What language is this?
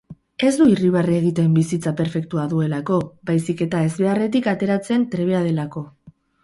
Basque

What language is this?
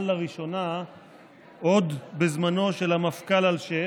Hebrew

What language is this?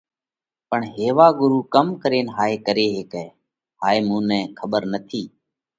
Parkari Koli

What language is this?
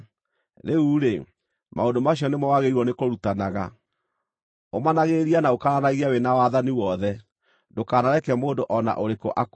Kikuyu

